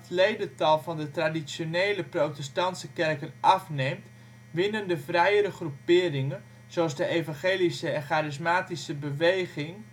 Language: Dutch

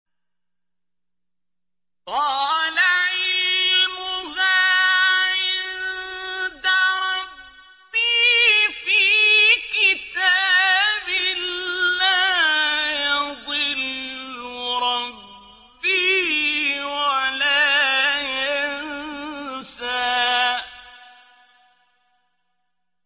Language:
Arabic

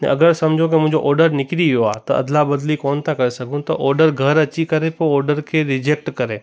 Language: Sindhi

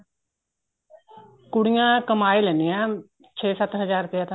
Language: Punjabi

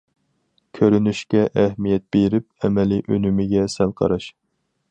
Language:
Uyghur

